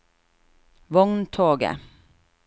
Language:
Norwegian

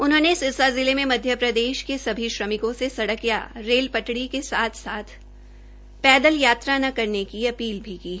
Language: Hindi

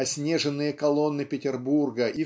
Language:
Russian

